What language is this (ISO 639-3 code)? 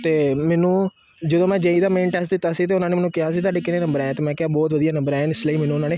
pan